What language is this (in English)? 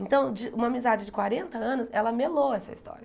Portuguese